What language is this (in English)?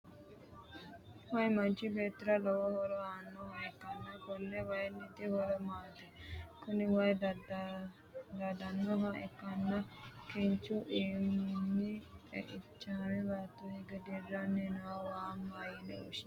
Sidamo